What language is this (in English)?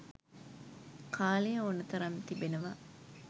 Sinhala